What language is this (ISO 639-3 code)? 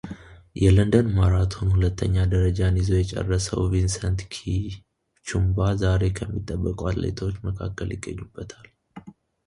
amh